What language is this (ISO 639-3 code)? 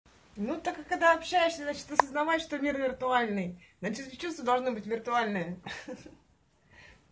rus